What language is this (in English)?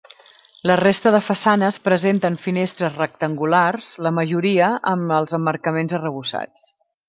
Catalan